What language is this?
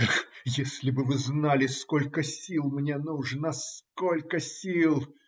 Russian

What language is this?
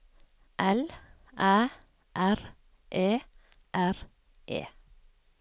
Norwegian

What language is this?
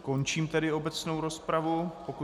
Czech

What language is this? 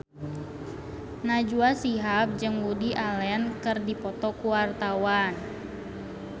Sundanese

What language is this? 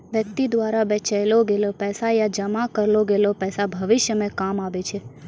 Maithili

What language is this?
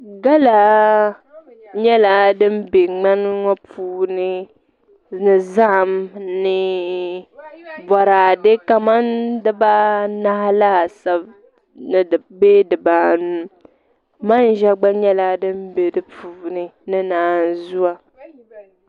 Dagbani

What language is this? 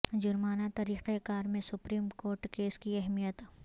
Urdu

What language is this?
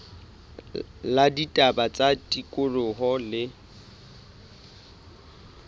Southern Sotho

